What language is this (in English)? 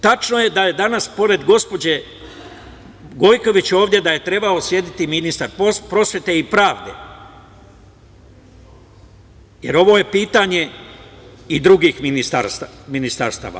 Serbian